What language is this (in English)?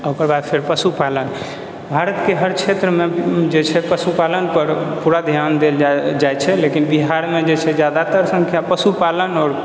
Maithili